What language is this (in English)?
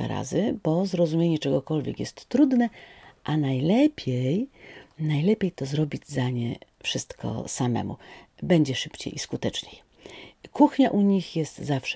Polish